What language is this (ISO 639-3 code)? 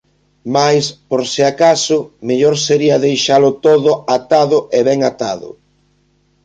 glg